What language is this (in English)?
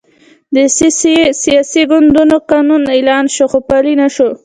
Pashto